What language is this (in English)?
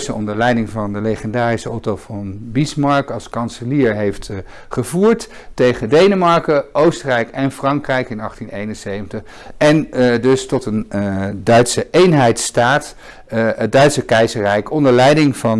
Dutch